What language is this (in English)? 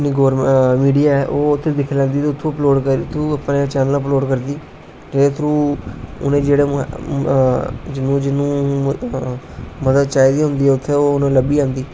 Dogri